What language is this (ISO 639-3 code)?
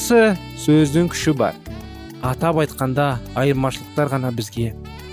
tur